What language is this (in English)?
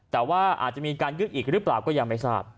Thai